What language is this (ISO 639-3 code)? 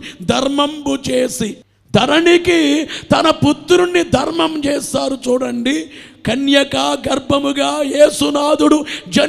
tel